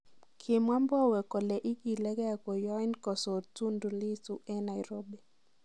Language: Kalenjin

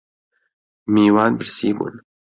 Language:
Central Kurdish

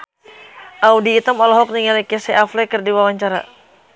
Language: Sundanese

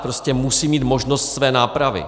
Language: Czech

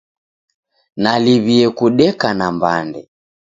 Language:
Taita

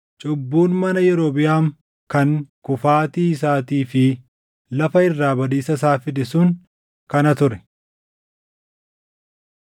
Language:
Oromo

